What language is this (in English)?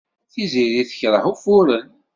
Kabyle